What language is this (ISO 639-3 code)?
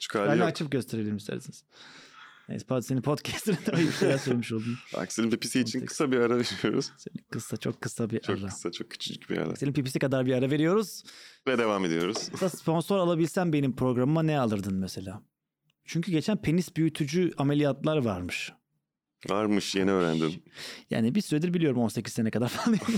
tur